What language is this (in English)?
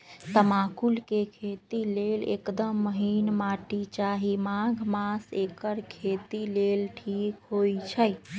Magahi